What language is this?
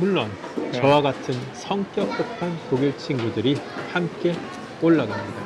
Korean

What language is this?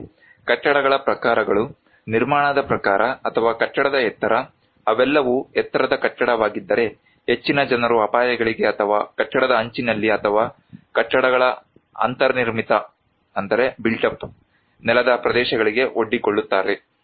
Kannada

